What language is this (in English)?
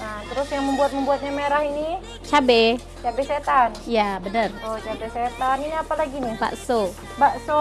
Indonesian